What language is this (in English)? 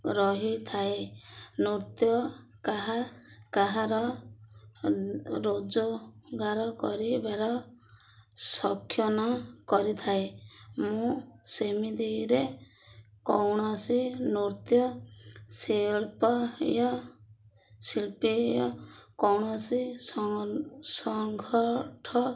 Odia